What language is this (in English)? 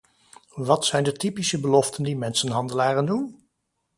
Dutch